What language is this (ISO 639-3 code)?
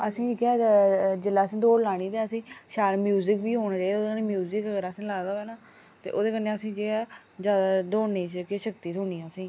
doi